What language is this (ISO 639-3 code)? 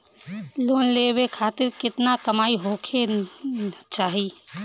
bho